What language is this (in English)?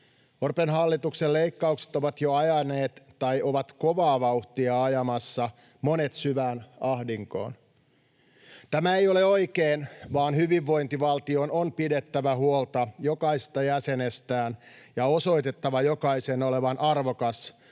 Finnish